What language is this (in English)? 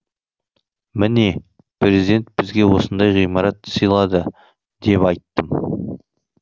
Kazakh